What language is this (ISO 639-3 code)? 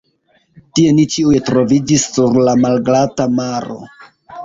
epo